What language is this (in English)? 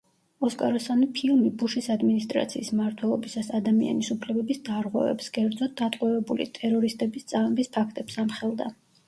Georgian